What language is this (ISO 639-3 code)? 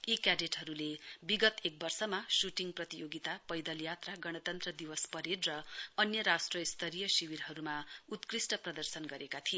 nep